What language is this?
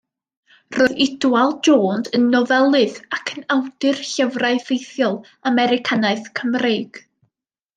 Welsh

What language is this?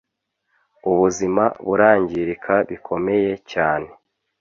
Kinyarwanda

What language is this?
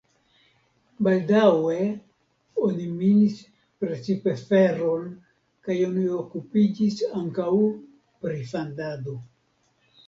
Esperanto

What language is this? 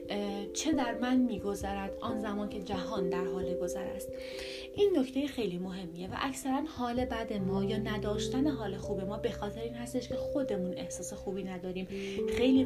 Persian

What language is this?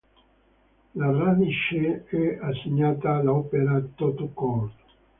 Italian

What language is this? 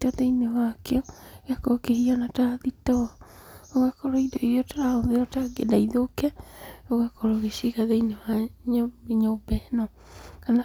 Kikuyu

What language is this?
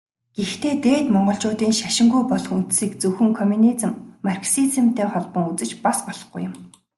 Mongolian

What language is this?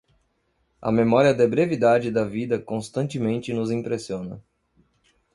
Portuguese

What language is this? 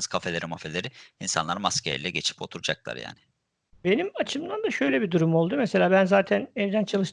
Turkish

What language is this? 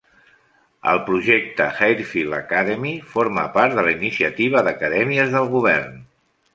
Catalan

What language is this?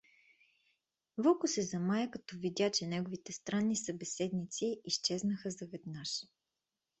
Bulgarian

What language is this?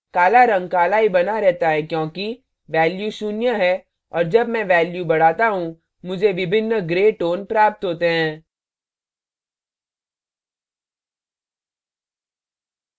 Hindi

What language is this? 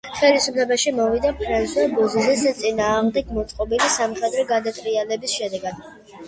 Georgian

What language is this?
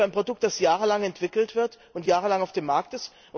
German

